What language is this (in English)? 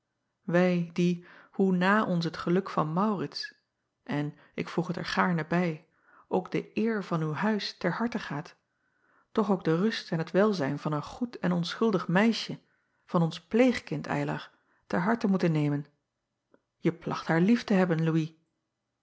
Dutch